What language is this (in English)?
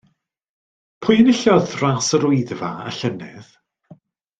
Welsh